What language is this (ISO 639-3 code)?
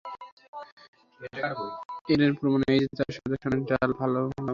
ben